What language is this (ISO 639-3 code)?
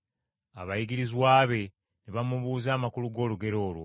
lug